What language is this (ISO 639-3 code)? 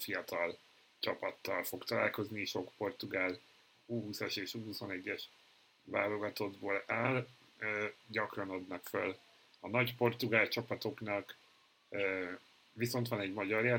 hun